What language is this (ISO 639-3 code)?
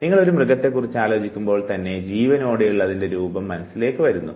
mal